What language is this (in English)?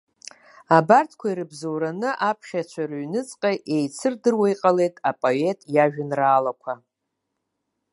Abkhazian